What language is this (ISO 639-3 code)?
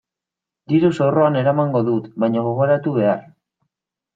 eus